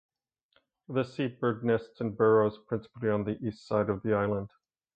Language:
English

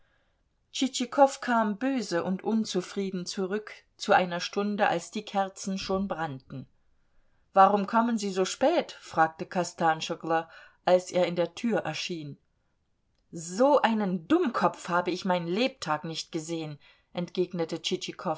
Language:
German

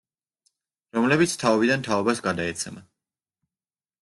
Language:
Georgian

